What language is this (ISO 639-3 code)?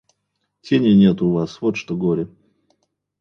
rus